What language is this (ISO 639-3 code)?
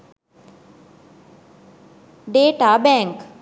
sin